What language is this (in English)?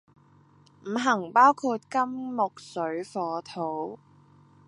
Cantonese